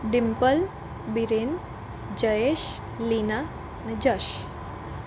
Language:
Gujarati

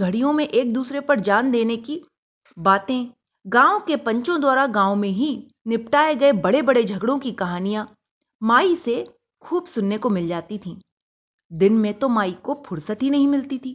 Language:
Hindi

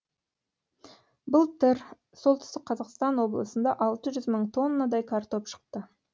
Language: Kazakh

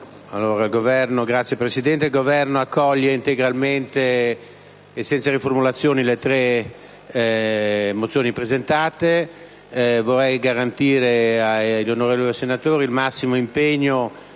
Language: Italian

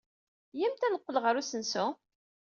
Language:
Kabyle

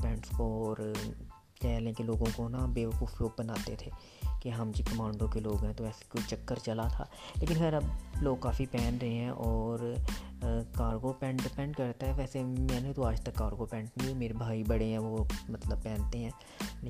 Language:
Urdu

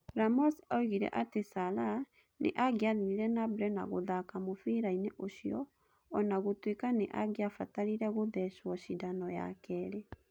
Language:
Kikuyu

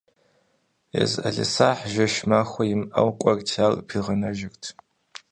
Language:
Kabardian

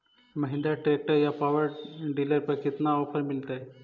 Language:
Magahi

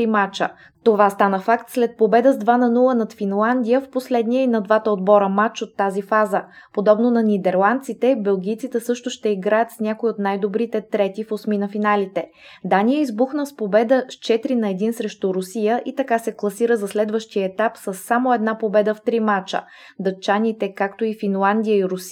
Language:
Bulgarian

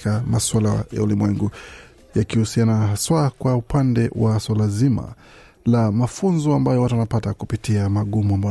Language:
Swahili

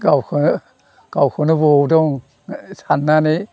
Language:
Bodo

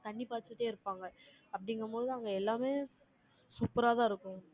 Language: Tamil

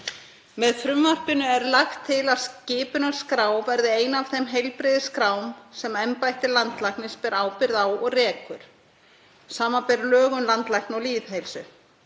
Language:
Icelandic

